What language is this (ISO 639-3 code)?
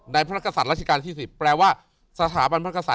tha